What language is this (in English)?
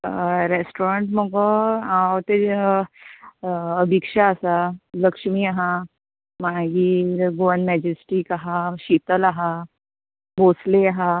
Konkani